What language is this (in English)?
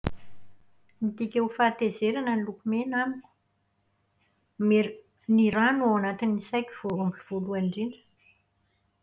Malagasy